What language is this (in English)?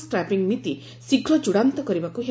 Odia